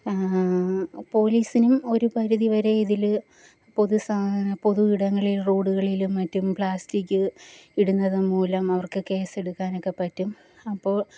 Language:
Malayalam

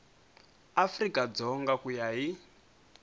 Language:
Tsonga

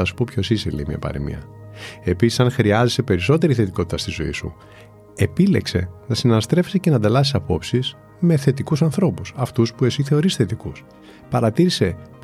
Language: Greek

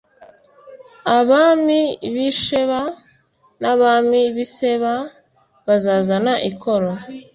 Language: Kinyarwanda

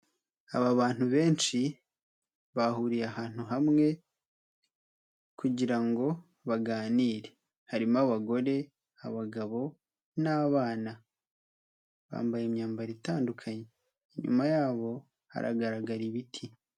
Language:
Kinyarwanda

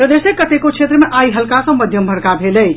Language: Maithili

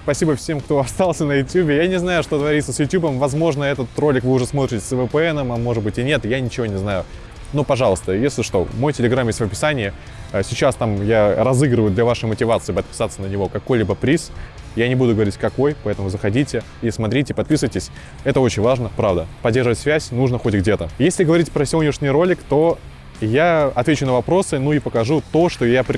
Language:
Russian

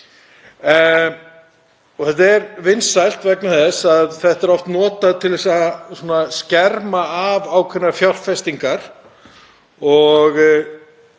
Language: Icelandic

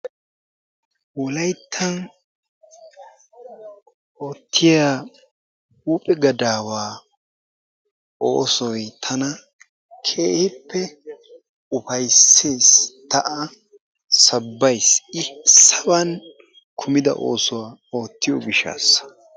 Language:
Wolaytta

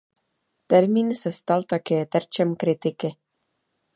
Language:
Czech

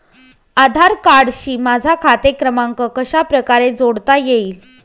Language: Marathi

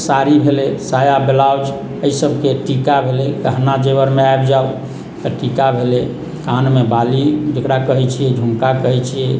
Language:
Maithili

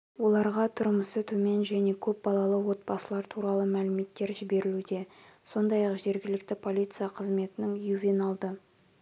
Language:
Kazakh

